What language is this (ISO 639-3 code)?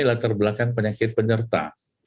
ind